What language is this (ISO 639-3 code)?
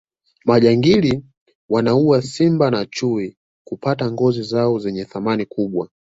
swa